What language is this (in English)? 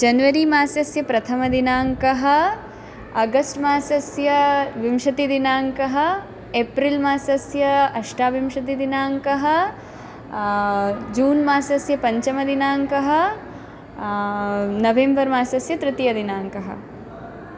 Sanskrit